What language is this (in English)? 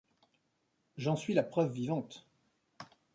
French